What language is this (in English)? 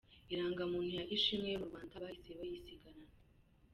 Kinyarwanda